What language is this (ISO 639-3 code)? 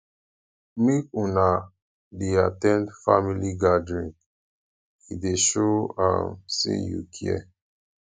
pcm